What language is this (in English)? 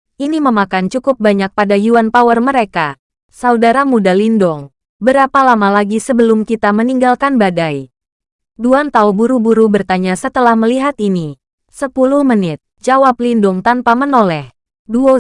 Indonesian